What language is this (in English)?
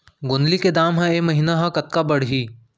Chhattisgarhi